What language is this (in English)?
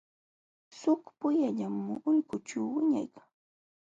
Jauja Wanca Quechua